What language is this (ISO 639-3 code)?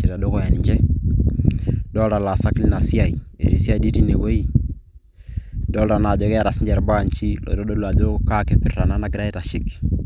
mas